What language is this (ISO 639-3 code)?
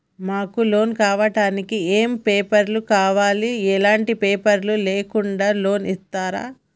tel